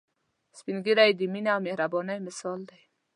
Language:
Pashto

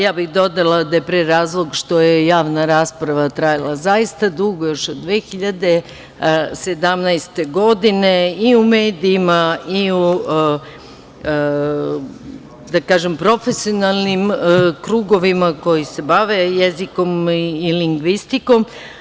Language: Serbian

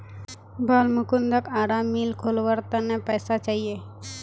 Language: Magahi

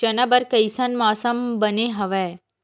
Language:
Chhattisgarhi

